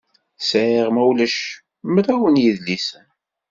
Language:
Kabyle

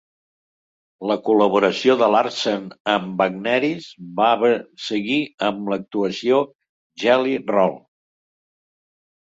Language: Catalan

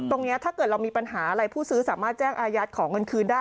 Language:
Thai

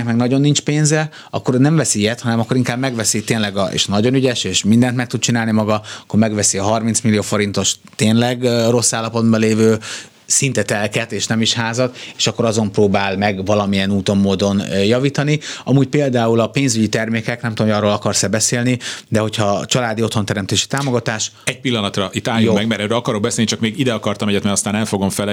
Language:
Hungarian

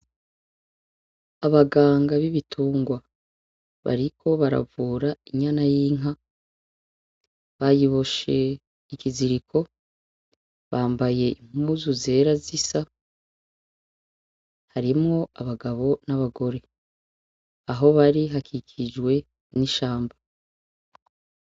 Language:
Rundi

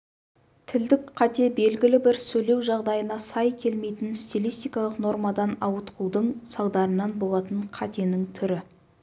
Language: Kazakh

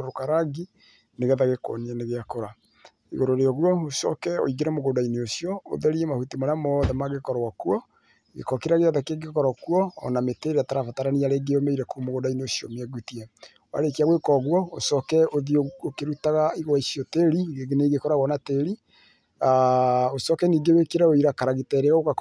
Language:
Kikuyu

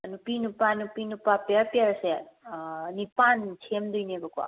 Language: Manipuri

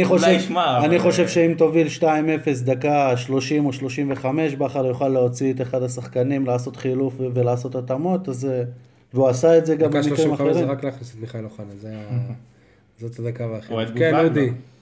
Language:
Hebrew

